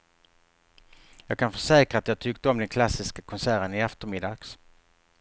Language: Swedish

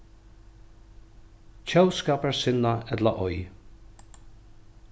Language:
Faroese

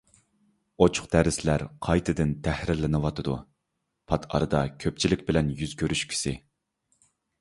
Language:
Uyghur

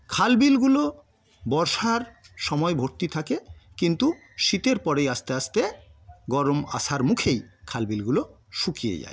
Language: Bangla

